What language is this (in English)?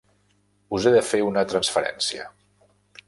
Catalan